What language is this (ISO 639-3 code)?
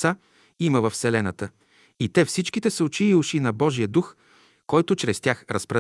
bul